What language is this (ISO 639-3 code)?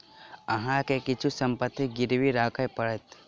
mai